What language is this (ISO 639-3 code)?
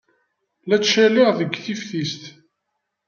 kab